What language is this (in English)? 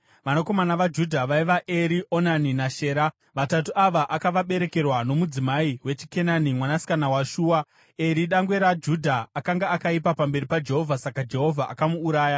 Shona